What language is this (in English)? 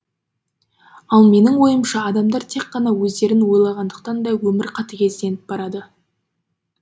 Kazakh